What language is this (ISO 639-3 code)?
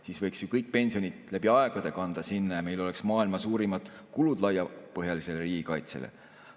est